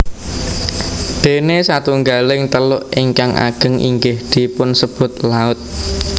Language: Javanese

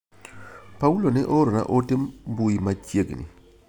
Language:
Luo (Kenya and Tanzania)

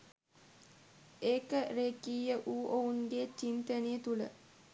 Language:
Sinhala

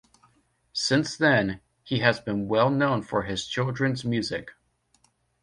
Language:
English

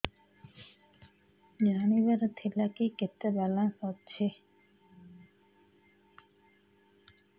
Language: Odia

